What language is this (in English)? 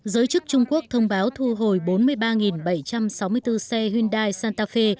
Vietnamese